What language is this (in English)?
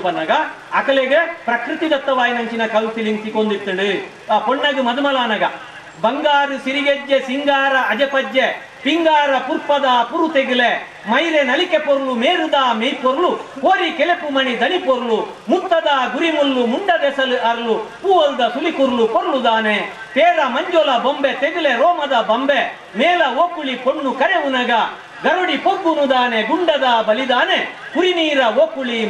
Kannada